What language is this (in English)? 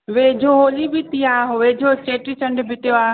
Sindhi